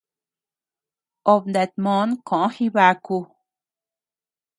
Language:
Tepeuxila Cuicatec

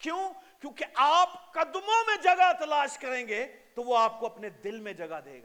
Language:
Urdu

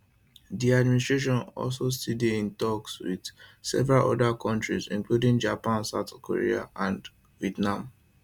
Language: Nigerian Pidgin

